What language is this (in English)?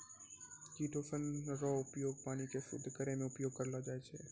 Maithili